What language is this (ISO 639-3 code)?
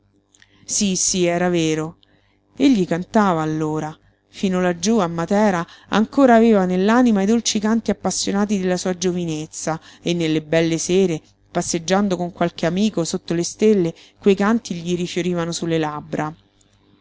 ita